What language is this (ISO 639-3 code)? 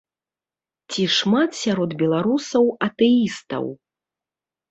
bel